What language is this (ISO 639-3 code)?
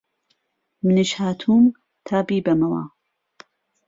ckb